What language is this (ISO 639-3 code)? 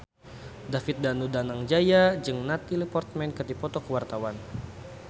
sun